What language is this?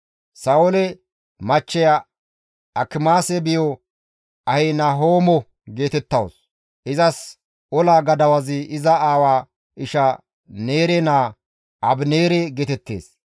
Gamo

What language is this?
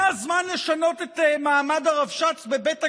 Hebrew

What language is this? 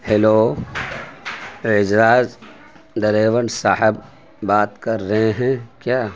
Urdu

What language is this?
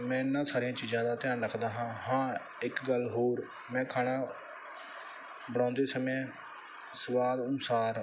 Punjabi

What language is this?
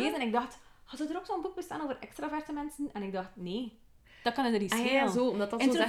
Dutch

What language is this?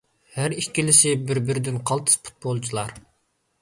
Uyghur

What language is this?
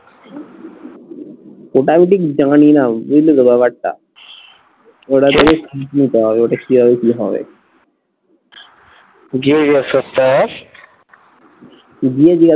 Bangla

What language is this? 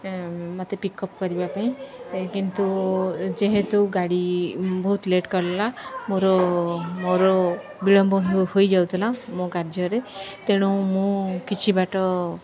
Odia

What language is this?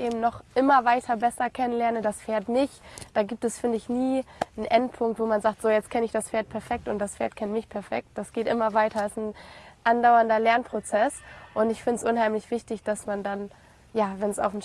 German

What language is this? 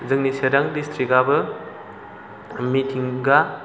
Bodo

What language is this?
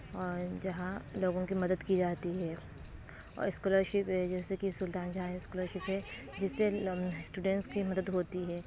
Urdu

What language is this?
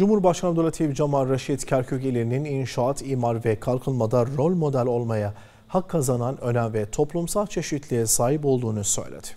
Turkish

